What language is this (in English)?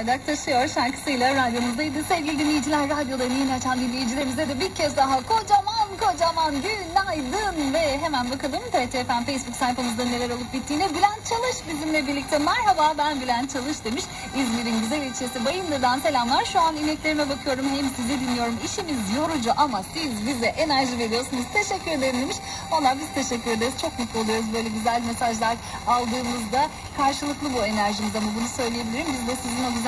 Turkish